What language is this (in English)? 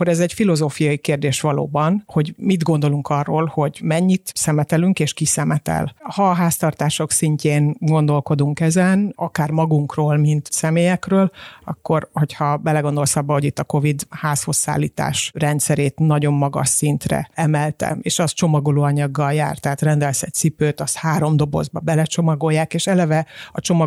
Hungarian